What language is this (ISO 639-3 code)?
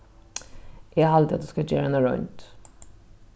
fao